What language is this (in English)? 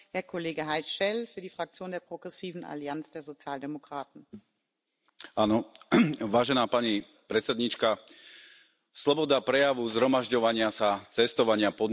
Slovak